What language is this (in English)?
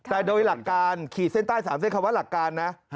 Thai